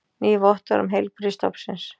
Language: Icelandic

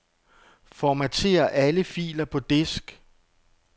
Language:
Danish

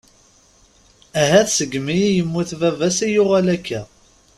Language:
Kabyle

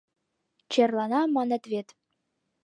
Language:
Mari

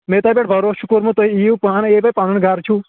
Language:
Kashmiri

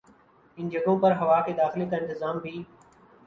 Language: Urdu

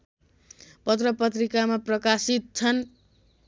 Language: Nepali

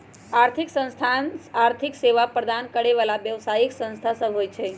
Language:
Magahi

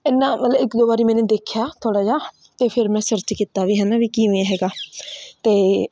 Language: Punjabi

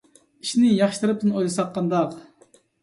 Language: Uyghur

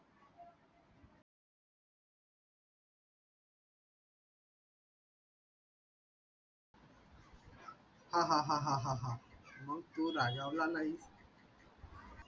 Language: Marathi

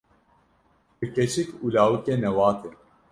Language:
Kurdish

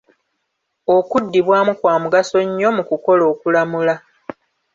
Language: Ganda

